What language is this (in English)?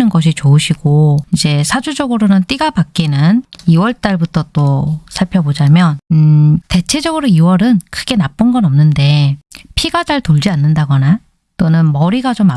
Korean